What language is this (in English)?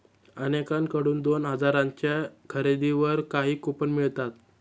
Marathi